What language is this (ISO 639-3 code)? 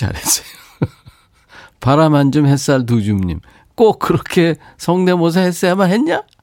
kor